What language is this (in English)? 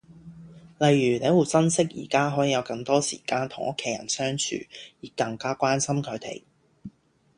Cantonese